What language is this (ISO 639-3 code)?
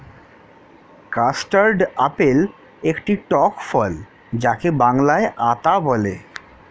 ben